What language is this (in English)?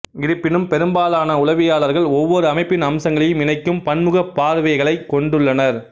Tamil